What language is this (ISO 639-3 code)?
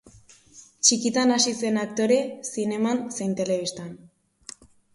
eus